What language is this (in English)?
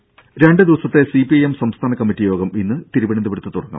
Malayalam